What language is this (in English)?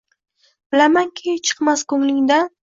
Uzbek